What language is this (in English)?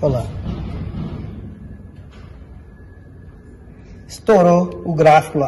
Portuguese